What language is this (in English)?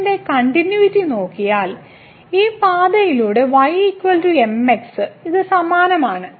Malayalam